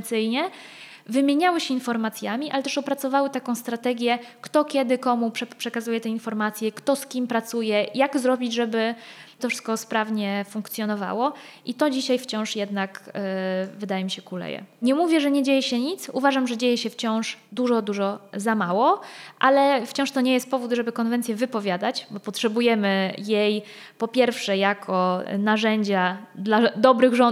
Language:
Polish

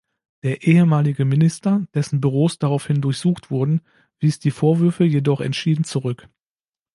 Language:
German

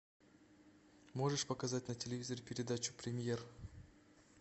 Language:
Russian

